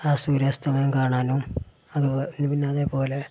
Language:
Malayalam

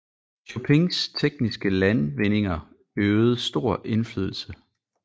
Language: Danish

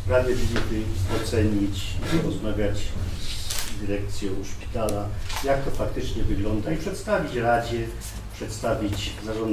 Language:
Polish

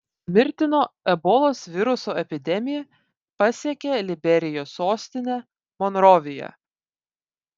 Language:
Lithuanian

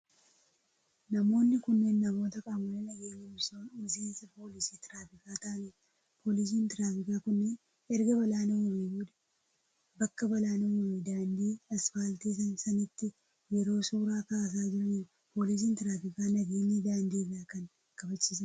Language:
Oromo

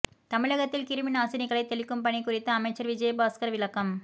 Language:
Tamil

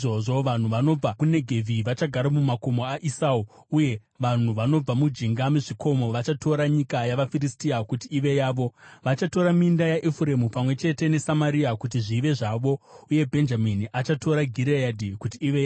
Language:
Shona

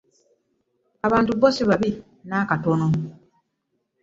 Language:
Ganda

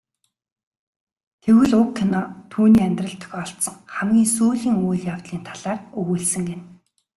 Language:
Mongolian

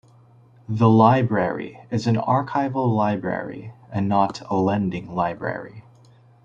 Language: English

